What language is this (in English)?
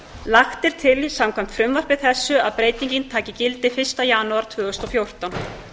Icelandic